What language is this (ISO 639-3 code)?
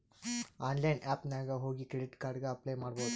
kan